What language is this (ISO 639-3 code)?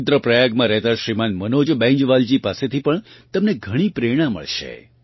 guj